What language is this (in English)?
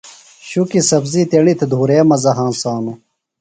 Phalura